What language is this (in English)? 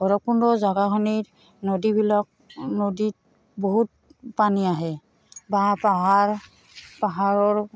Assamese